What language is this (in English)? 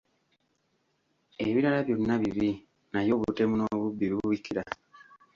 Ganda